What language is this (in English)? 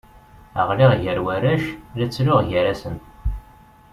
Kabyle